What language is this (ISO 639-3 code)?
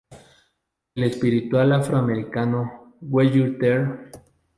spa